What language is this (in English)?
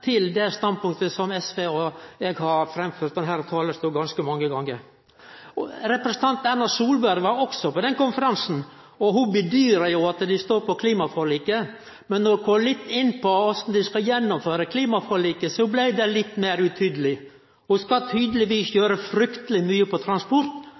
Norwegian Nynorsk